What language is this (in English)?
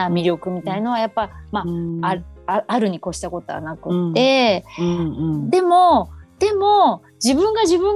Japanese